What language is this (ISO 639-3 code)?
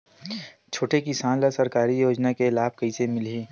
hne